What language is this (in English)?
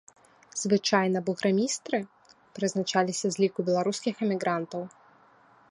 Belarusian